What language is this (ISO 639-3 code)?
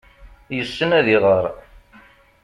kab